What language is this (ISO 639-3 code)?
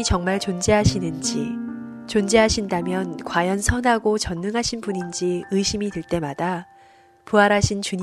kor